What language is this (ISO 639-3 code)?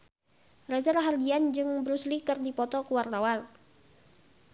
sun